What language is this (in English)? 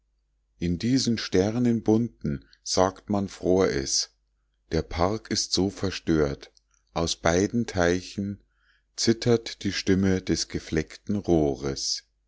German